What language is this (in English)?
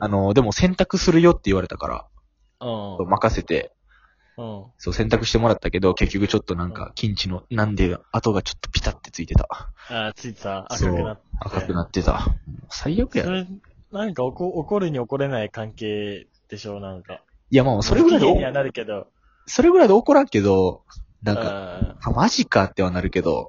Japanese